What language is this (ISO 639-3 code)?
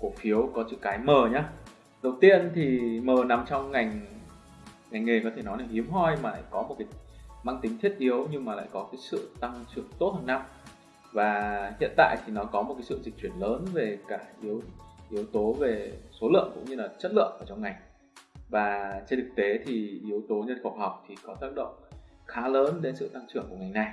vie